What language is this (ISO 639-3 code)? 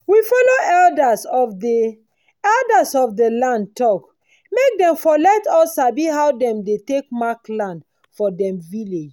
pcm